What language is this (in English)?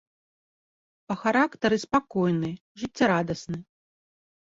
Belarusian